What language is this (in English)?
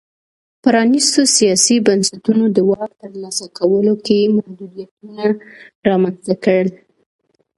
Pashto